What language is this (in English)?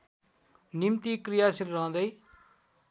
Nepali